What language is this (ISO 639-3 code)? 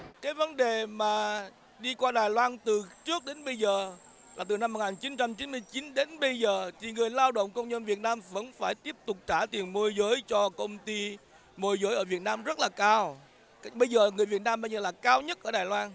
vie